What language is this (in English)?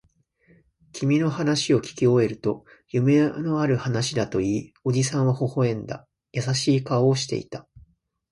Japanese